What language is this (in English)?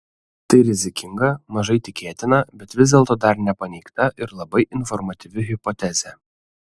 Lithuanian